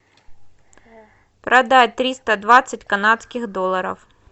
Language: Russian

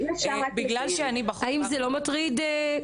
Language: Hebrew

